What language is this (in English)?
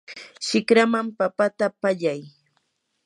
Yanahuanca Pasco Quechua